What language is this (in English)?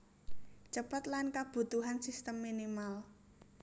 Javanese